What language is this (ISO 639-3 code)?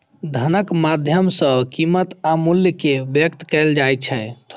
mai